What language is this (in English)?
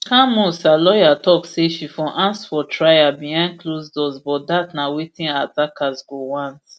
Nigerian Pidgin